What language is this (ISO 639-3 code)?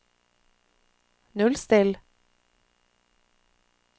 nor